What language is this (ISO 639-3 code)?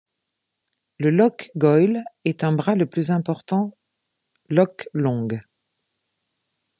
fra